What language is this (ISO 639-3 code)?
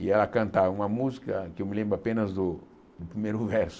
por